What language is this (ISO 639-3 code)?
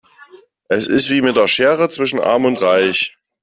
deu